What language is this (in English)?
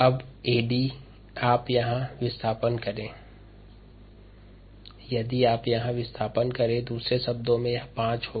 Hindi